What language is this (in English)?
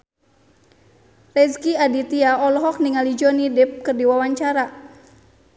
Sundanese